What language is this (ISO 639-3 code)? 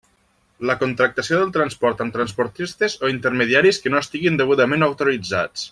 cat